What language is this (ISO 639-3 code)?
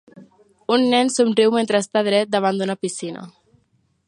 cat